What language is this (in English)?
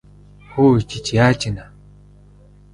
Mongolian